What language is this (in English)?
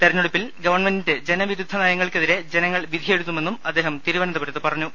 Malayalam